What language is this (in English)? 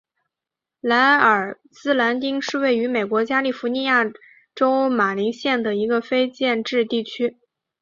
Chinese